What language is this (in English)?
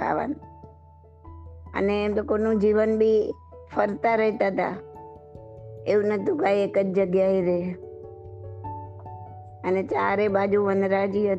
Gujarati